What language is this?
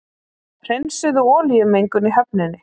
Icelandic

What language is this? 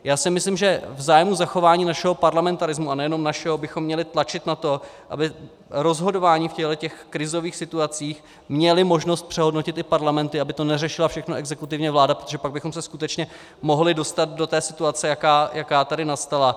Czech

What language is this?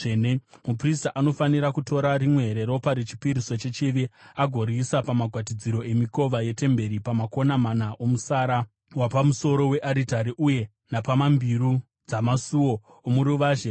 Shona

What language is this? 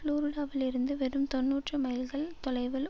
Tamil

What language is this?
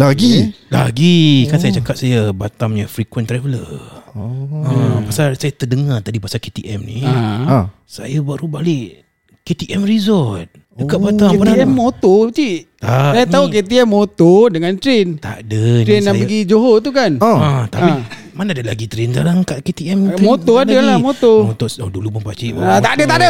Malay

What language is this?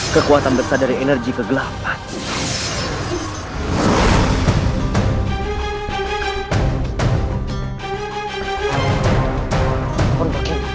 Indonesian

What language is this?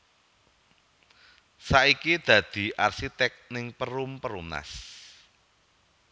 Javanese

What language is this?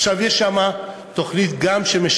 Hebrew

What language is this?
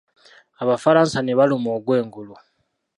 Ganda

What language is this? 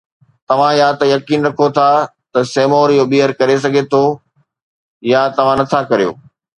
Sindhi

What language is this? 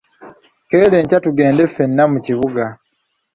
Ganda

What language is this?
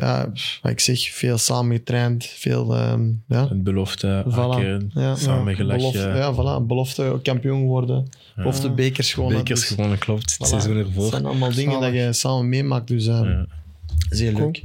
Dutch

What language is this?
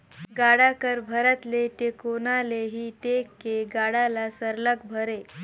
Chhattisgarhi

